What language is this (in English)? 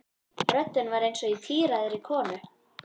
Icelandic